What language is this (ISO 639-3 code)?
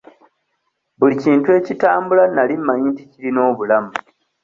lug